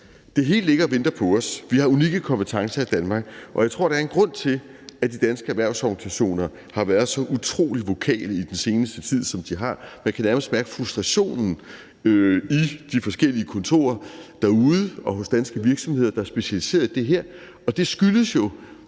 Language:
Danish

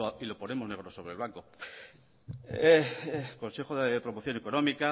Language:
Spanish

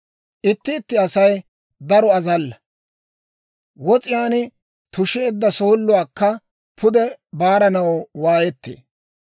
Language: Dawro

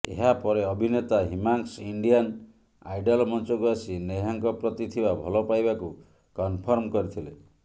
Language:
Odia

